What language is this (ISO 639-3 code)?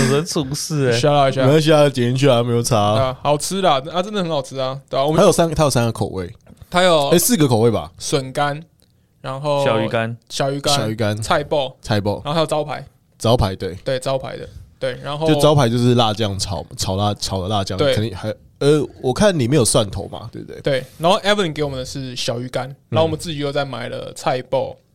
zho